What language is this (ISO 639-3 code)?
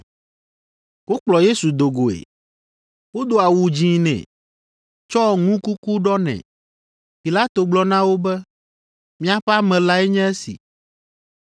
ewe